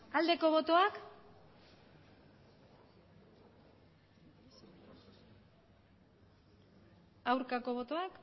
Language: Basque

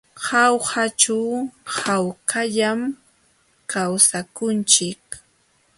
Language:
Jauja Wanca Quechua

